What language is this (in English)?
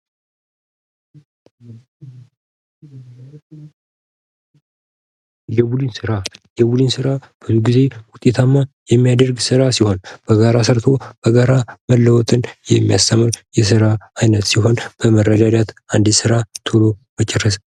Amharic